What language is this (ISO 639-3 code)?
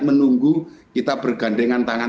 ind